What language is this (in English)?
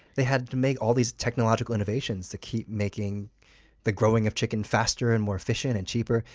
English